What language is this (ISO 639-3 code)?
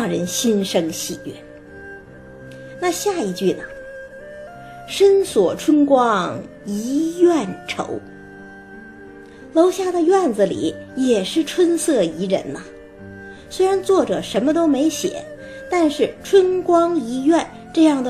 zho